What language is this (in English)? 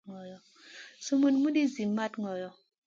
Masana